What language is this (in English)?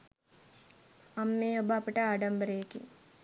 Sinhala